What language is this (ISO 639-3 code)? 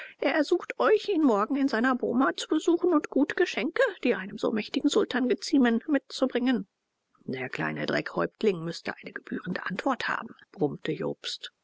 deu